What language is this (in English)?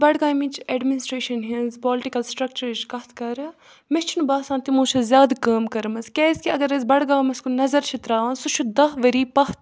Kashmiri